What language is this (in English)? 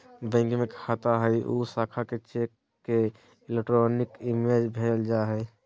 Magahi